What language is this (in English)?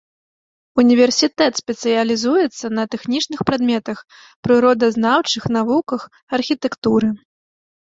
Belarusian